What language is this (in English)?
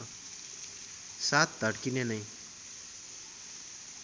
Nepali